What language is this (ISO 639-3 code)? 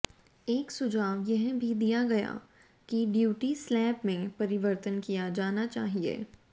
hin